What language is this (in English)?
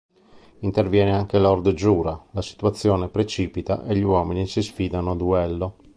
Italian